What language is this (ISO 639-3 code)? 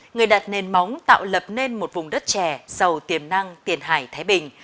vie